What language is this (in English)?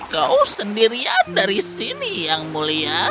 Indonesian